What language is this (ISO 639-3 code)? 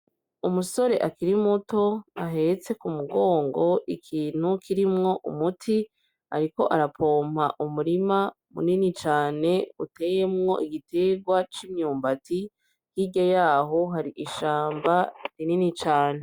run